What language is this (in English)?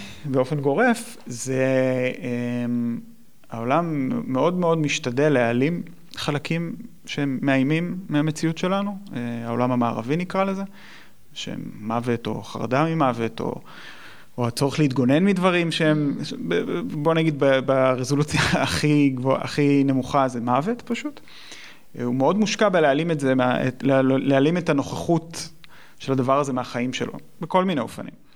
Hebrew